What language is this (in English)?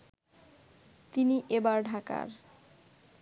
Bangla